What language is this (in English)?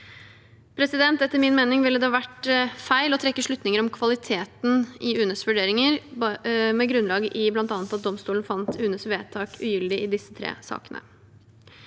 Norwegian